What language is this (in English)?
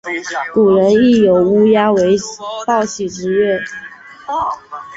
Chinese